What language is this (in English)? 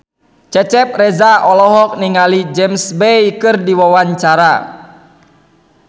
Sundanese